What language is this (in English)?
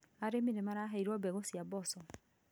Kikuyu